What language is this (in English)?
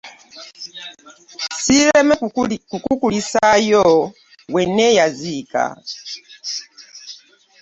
Ganda